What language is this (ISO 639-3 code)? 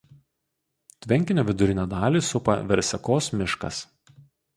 lit